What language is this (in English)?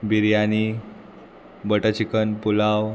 Konkani